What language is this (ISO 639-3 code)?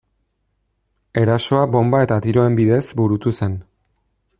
eus